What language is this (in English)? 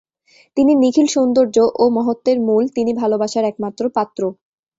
Bangla